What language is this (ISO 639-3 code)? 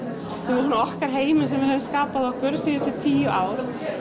isl